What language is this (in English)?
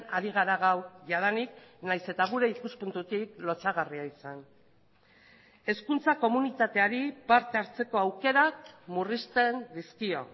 Basque